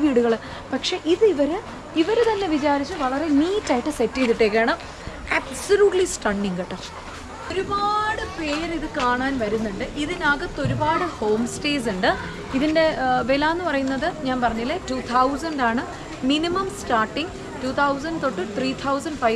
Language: Malayalam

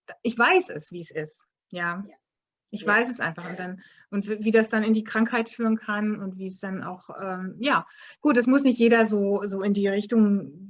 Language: German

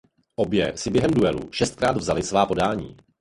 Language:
Czech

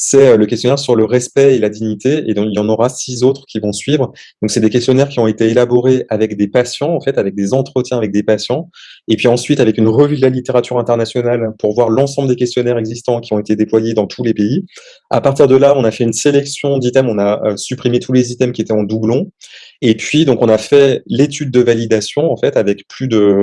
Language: French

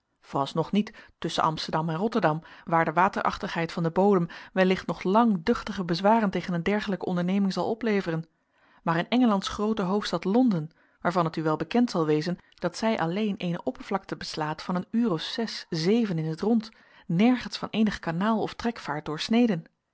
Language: Dutch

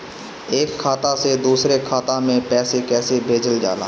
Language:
Bhojpuri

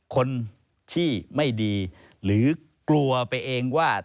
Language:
Thai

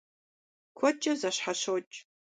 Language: Kabardian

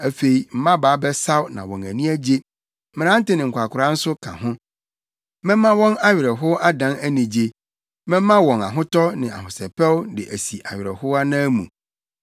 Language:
Akan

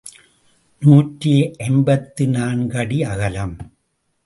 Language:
Tamil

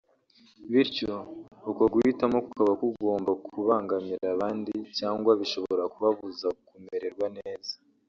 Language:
Kinyarwanda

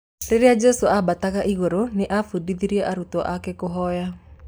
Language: Kikuyu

